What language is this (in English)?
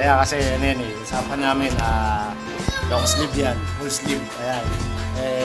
Filipino